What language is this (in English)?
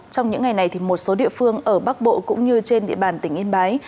Vietnamese